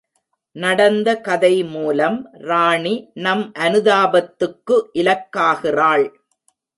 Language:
Tamil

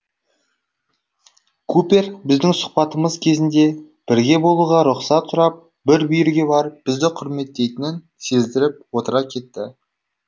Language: Kazakh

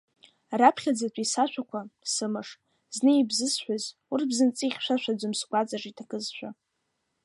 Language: Abkhazian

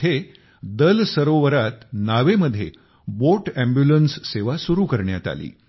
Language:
Marathi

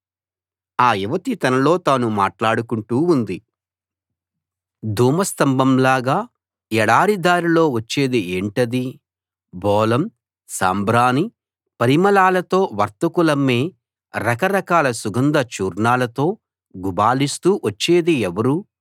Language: Telugu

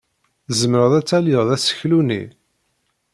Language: Kabyle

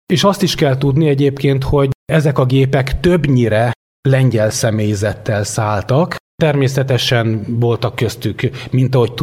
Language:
Hungarian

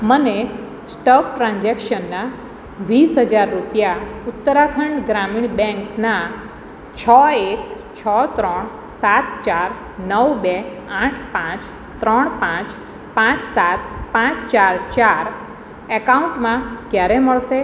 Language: Gujarati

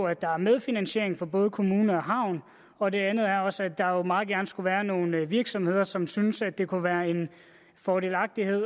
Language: Danish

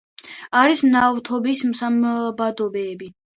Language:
Georgian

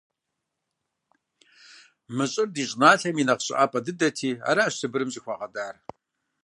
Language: Kabardian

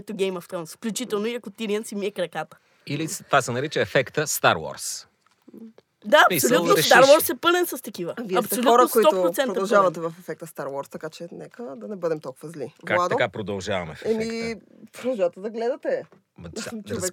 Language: Bulgarian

